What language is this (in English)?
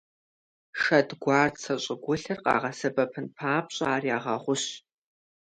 Kabardian